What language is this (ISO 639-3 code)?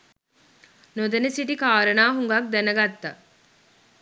sin